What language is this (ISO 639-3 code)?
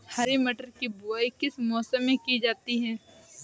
hin